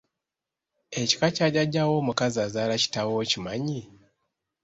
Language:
Ganda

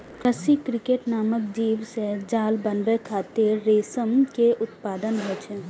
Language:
Maithili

